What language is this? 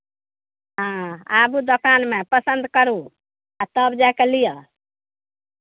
Maithili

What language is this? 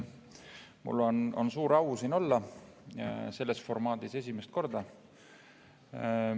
Estonian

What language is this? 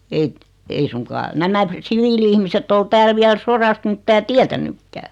Finnish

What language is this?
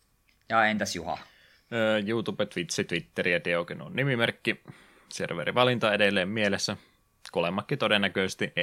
Finnish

